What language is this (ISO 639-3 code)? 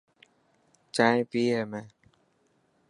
mki